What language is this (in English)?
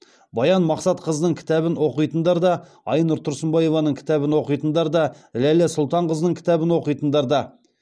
Kazakh